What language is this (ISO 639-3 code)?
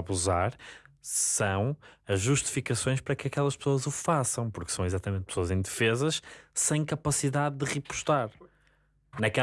por